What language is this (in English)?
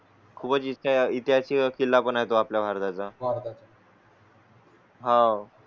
Marathi